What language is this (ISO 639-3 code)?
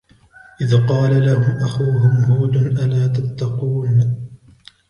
ara